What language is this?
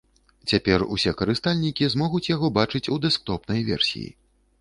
Belarusian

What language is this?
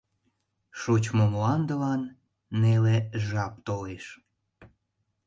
Mari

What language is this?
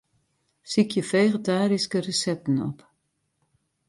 Western Frisian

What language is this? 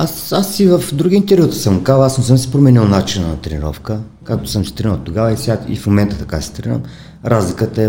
Bulgarian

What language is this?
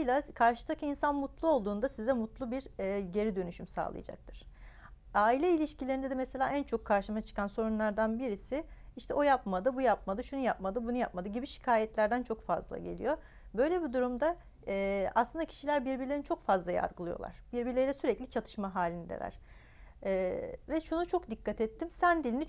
Turkish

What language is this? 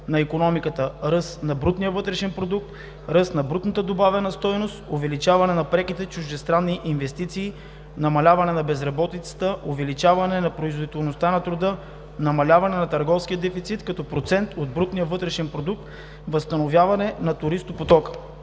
Bulgarian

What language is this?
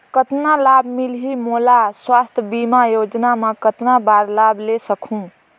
Chhattisgarhi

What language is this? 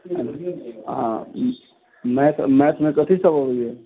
Maithili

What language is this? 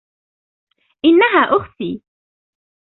Arabic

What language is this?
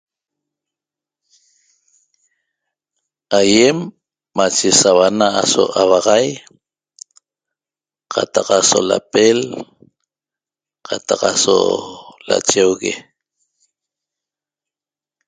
Toba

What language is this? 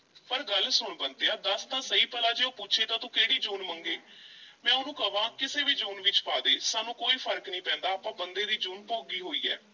Punjabi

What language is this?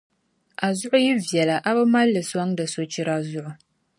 Dagbani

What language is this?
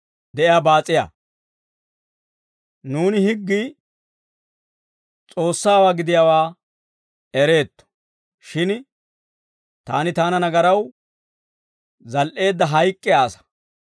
Dawro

